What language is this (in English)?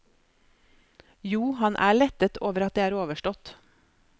Norwegian